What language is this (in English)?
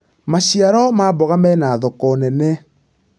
Kikuyu